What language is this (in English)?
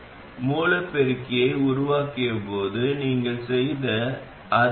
Tamil